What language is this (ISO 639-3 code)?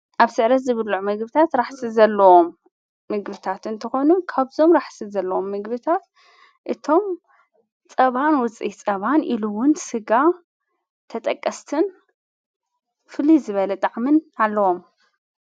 tir